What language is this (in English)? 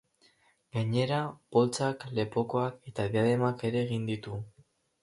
Basque